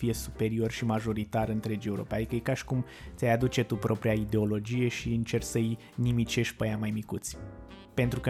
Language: Romanian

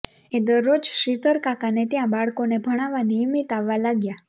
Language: Gujarati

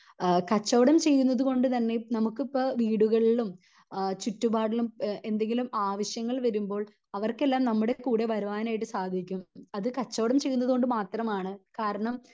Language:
Malayalam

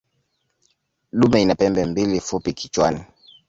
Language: Swahili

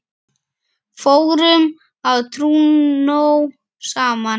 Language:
Icelandic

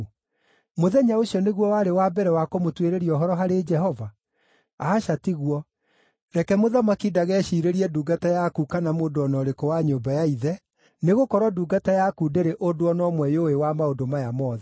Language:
Kikuyu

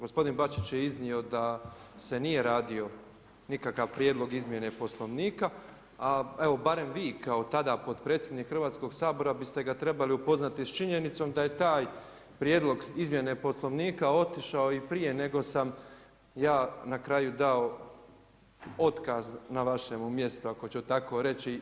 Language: Croatian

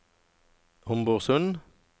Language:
Norwegian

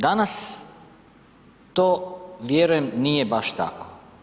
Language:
Croatian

